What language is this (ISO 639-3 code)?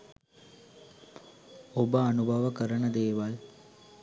sin